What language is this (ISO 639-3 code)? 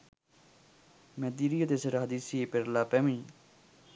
sin